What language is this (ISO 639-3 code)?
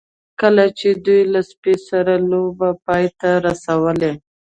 pus